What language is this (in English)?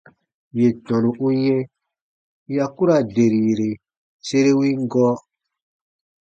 Baatonum